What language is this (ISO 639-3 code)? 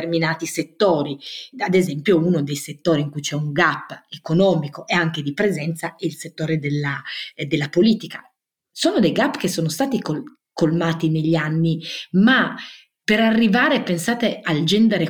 ita